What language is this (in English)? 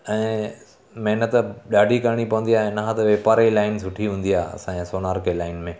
Sindhi